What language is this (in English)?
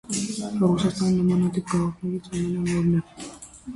Armenian